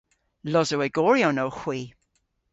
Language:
Cornish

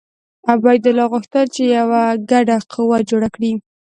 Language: Pashto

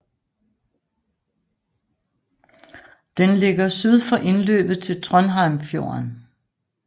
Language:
Danish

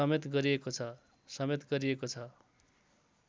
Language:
Nepali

